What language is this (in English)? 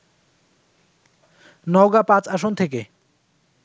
Bangla